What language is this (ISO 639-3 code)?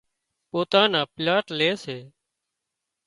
kxp